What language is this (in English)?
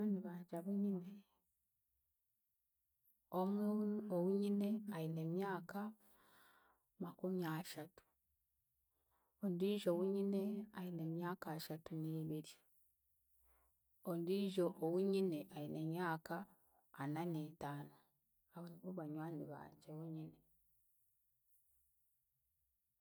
Chiga